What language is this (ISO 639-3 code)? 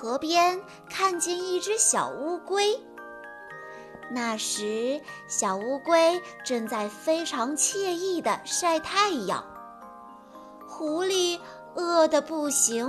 zho